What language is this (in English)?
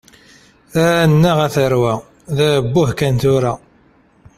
Kabyle